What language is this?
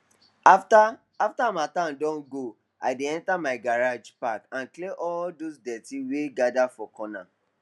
Nigerian Pidgin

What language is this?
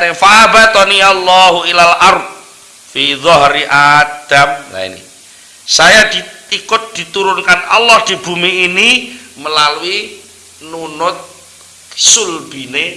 Indonesian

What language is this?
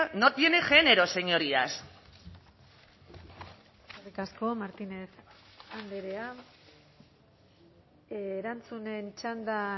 Basque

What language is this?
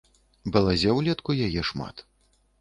Belarusian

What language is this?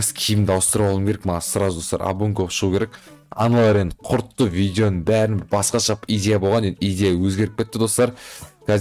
Turkish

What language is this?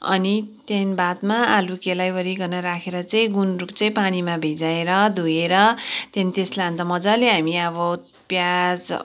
Nepali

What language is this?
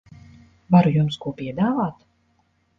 Latvian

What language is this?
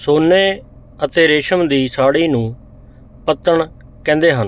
Punjabi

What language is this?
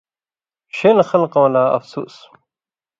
Indus Kohistani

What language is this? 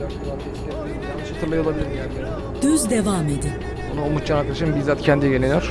Turkish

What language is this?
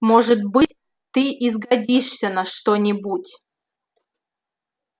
Russian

